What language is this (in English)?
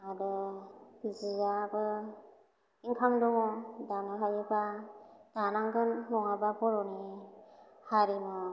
Bodo